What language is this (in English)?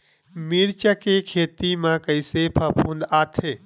Chhattisgarhi